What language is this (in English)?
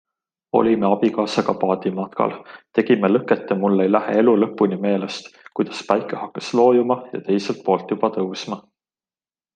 Estonian